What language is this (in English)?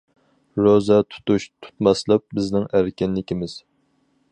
Uyghur